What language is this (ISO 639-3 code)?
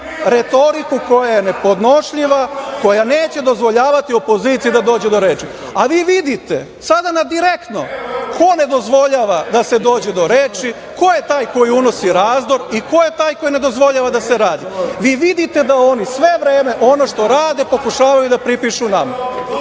srp